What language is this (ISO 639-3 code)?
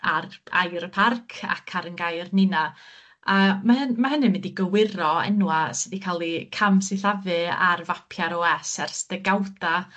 cym